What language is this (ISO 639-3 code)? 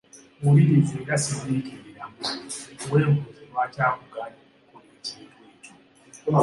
lug